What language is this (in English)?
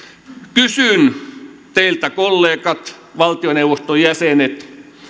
Finnish